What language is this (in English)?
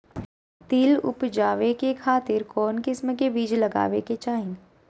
Magahi